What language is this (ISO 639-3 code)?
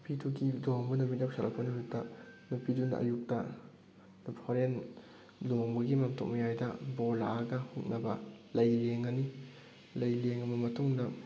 mni